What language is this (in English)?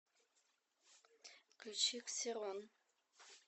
Russian